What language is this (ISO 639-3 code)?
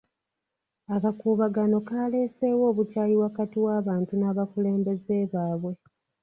lug